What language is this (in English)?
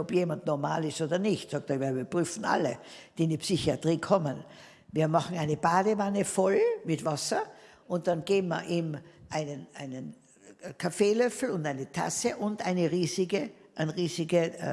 German